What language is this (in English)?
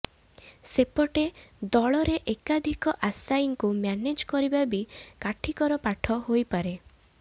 Odia